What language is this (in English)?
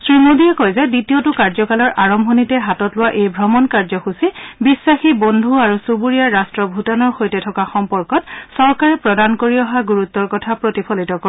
Assamese